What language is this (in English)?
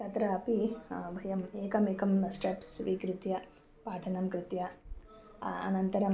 Sanskrit